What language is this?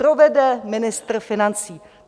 Czech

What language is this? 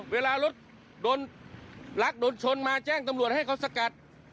Thai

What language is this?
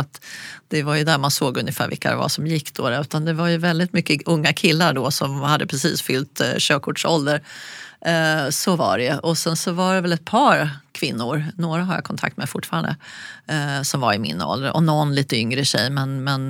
Swedish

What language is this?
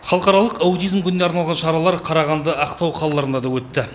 Kazakh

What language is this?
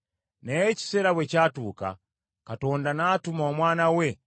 Ganda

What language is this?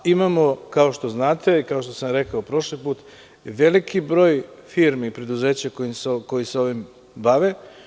Serbian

